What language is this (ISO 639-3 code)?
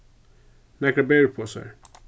fao